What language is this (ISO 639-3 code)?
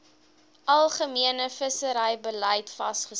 afr